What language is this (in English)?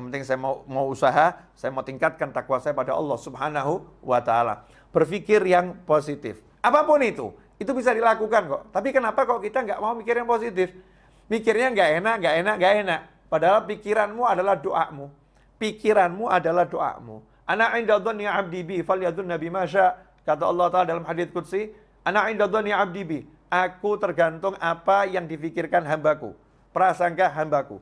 Indonesian